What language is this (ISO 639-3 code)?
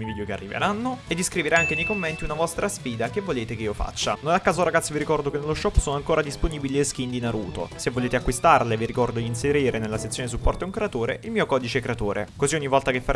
ita